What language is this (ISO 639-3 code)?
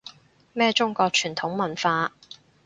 yue